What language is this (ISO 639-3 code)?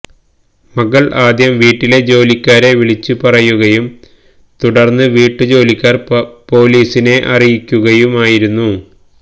mal